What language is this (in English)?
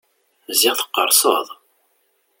Kabyle